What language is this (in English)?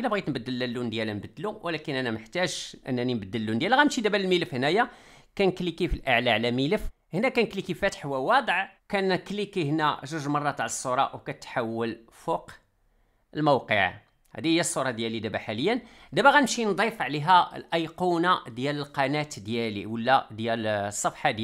Arabic